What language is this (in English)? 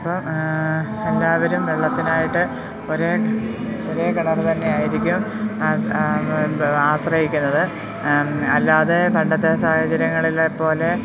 Malayalam